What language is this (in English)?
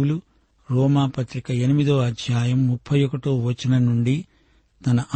Telugu